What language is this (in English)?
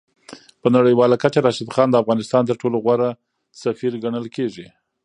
Pashto